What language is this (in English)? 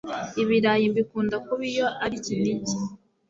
Kinyarwanda